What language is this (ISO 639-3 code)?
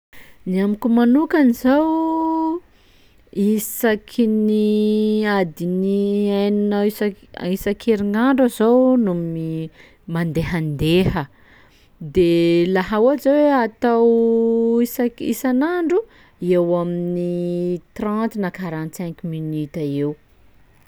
skg